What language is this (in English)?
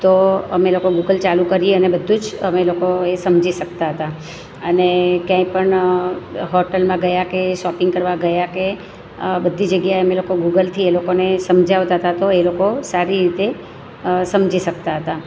Gujarati